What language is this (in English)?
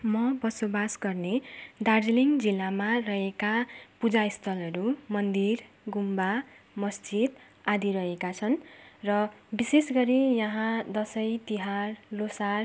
Nepali